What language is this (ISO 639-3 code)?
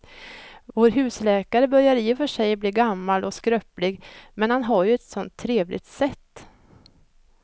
swe